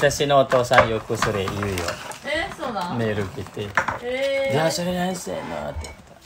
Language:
Japanese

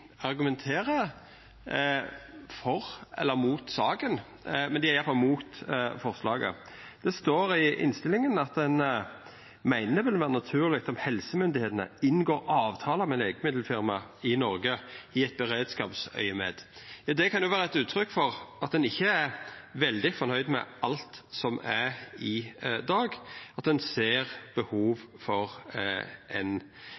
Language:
Norwegian Nynorsk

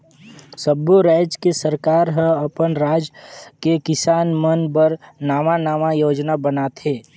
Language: Chhattisgarhi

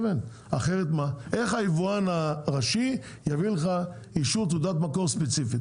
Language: Hebrew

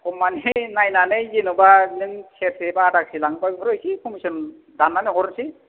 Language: Bodo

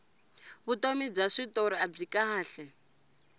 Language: Tsonga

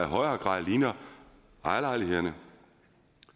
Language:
Danish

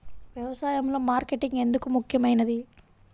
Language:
Telugu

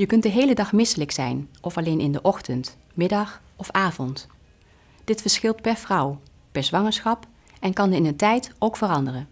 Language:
Dutch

